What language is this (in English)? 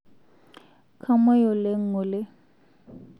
Masai